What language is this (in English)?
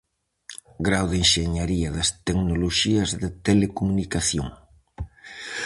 Galician